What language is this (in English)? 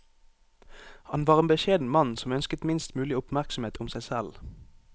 Norwegian